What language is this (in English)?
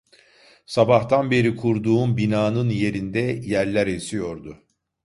Turkish